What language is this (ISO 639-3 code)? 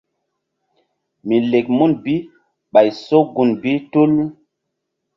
mdd